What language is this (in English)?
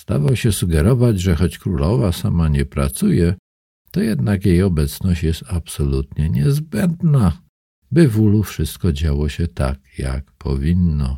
Polish